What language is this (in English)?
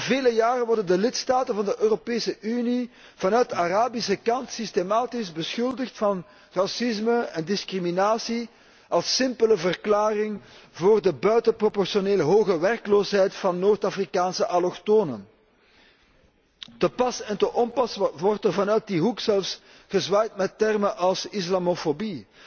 Dutch